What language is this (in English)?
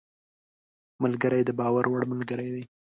Pashto